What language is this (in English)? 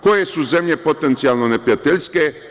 Serbian